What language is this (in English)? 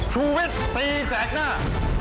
Thai